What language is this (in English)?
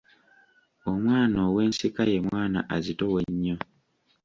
Ganda